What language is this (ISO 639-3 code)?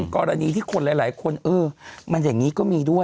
tha